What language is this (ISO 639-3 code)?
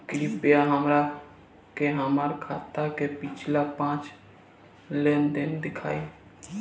bho